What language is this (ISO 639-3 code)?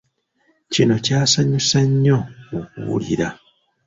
lug